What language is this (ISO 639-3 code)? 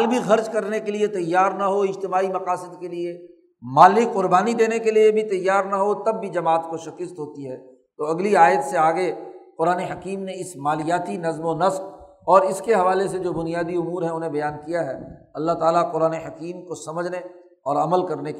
urd